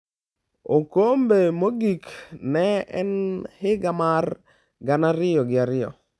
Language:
Luo (Kenya and Tanzania)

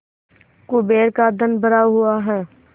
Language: Hindi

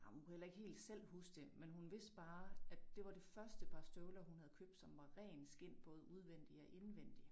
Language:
Danish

